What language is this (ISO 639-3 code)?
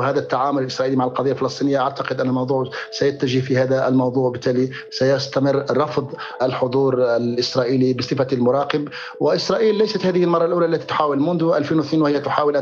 ara